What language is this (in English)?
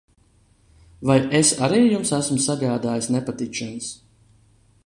Latvian